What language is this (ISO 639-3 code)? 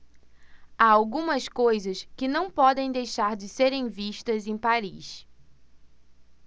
por